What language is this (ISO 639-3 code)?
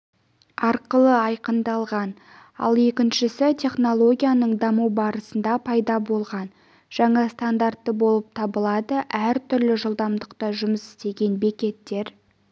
kaz